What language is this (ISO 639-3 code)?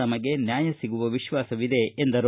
kan